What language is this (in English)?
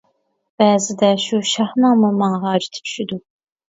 Uyghur